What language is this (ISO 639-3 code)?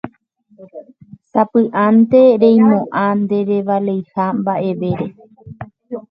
grn